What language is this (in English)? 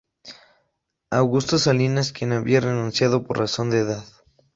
Spanish